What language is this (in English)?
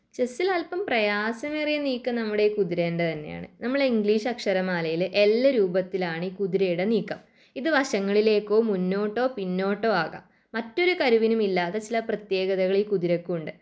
Malayalam